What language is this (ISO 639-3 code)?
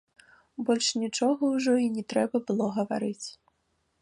bel